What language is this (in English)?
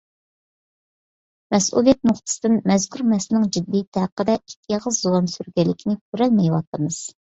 Uyghur